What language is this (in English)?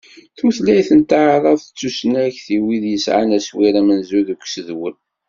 Kabyle